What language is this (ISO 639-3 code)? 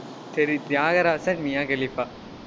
tam